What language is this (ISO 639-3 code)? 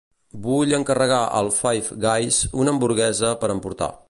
cat